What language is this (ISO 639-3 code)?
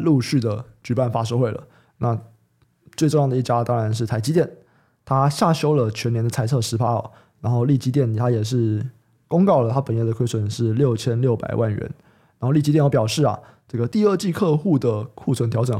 zho